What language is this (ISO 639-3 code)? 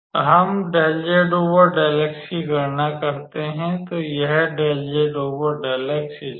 hin